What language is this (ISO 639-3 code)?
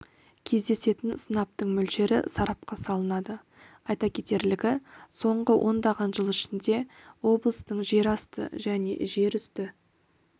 kaz